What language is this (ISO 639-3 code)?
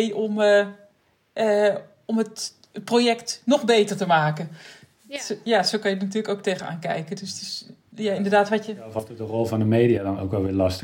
nld